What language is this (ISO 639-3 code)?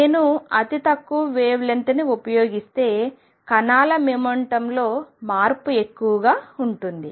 tel